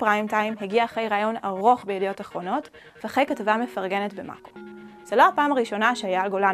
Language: Hebrew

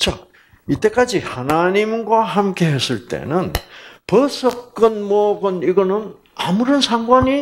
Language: Korean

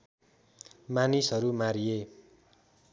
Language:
Nepali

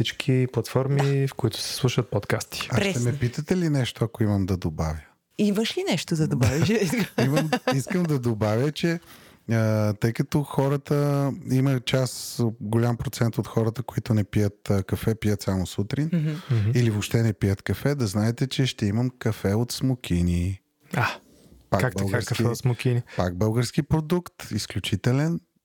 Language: Bulgarian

